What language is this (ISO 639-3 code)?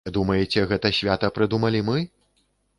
bel